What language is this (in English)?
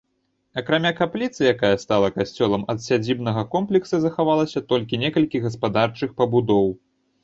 Belarusian